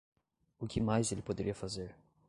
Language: Portuguese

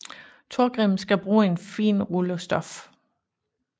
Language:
Danish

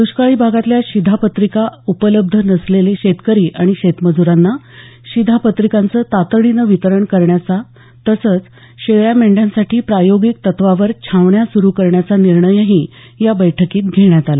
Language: Marathi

